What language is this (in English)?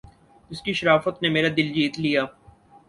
Urdu